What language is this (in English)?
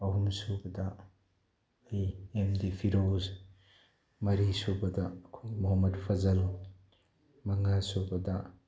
Manipuri